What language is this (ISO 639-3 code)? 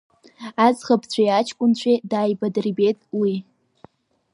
abk